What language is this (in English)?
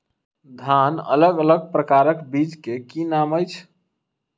Maithili